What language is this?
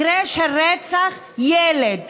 Hebrew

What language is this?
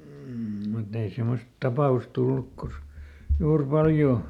Finnish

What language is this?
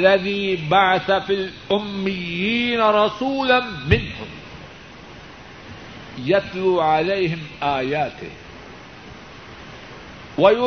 Urdu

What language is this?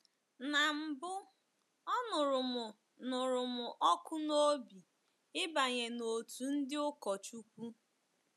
Igbo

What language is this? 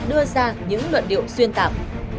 Vietnamese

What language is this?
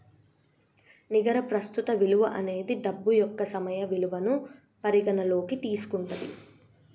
Telugu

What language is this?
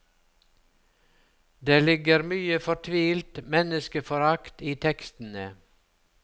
Norwegian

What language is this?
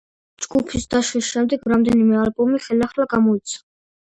Georgian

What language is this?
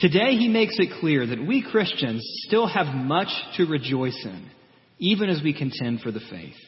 English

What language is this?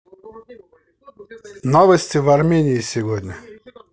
Russian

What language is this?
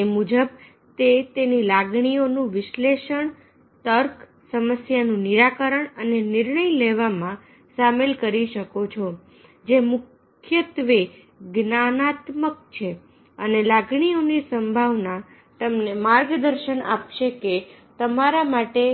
Gujarati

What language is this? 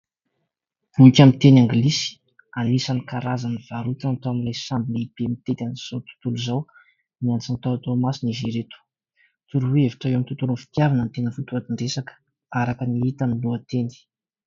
Malagasy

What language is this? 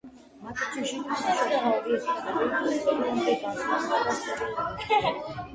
Georgian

